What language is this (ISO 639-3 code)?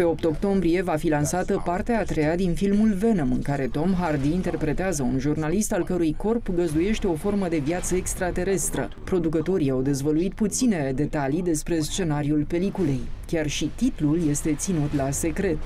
ron